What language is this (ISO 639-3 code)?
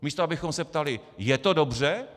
ces